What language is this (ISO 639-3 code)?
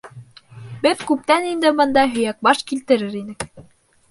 bak